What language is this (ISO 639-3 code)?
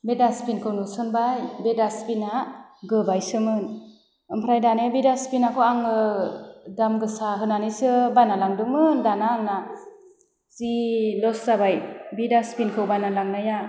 brx